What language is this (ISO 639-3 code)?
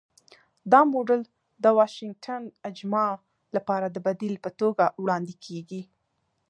pus